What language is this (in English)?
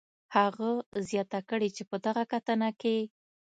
Pashto